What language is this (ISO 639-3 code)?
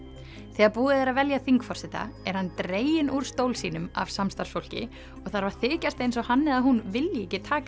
isl